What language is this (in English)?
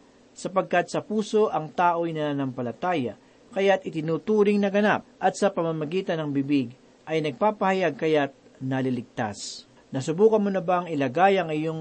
Filipino